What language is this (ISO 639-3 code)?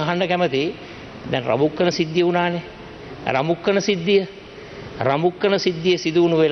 ind